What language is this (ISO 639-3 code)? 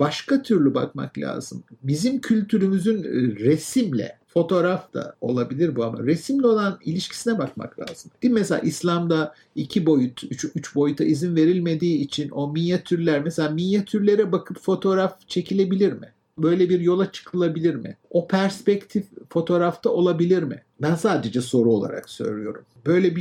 tur